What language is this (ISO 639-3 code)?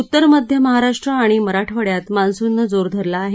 mar